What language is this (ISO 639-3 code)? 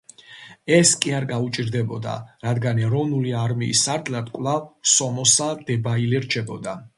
kat